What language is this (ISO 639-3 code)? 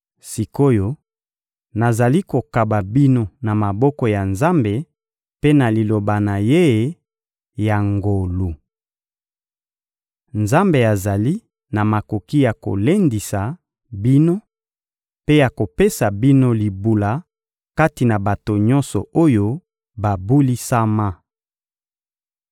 lin